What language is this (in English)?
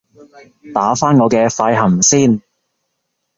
Cantonese